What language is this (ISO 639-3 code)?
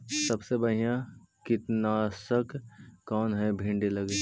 mag